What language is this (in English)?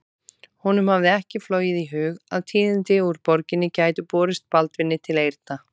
Icelandic